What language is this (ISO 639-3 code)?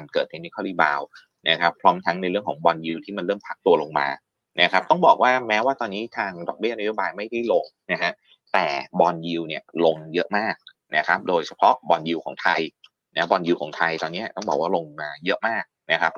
tha